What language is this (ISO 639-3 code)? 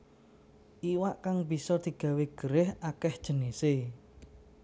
jav